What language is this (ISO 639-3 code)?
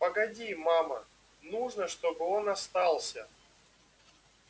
rus